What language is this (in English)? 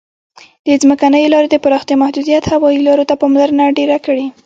Pashto